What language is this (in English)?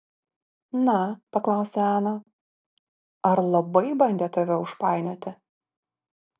Lithuanian